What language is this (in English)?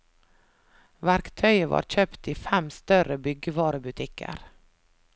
Norwegian